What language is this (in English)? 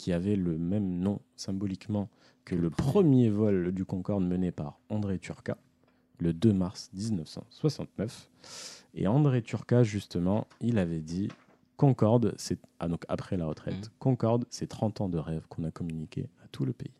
French